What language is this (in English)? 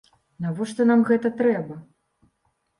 Belarusian